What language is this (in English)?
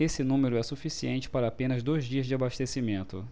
Portuguese